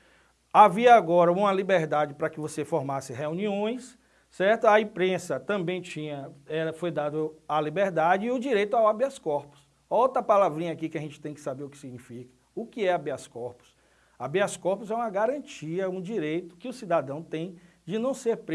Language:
Portuguese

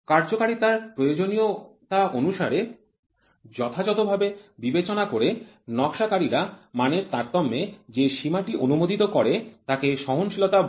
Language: Bangla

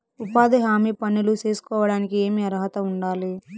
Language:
Telugu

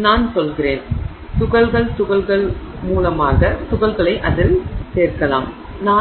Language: Tamil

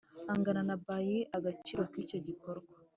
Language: Kinyarwanda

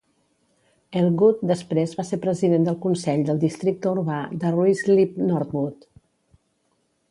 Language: Catalan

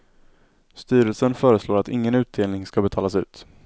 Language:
Swedish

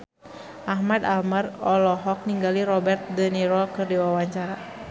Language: Sundanese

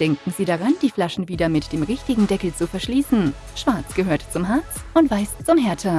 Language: German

